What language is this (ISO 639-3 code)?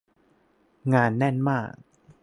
tha